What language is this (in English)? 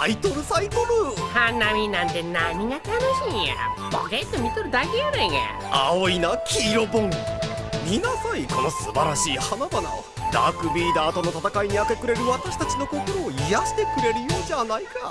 Japanese